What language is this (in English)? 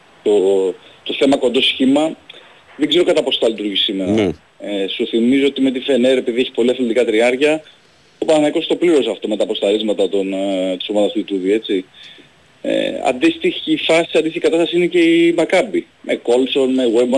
Greek